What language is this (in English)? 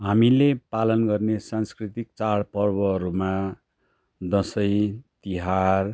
Nepali